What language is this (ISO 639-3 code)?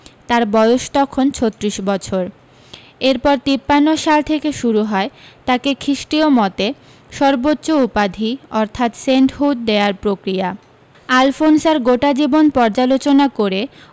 ben